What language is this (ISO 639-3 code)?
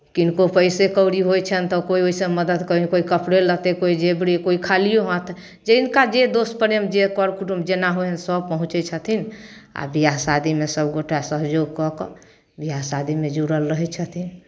mai